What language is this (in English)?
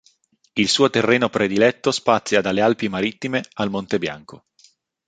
Italian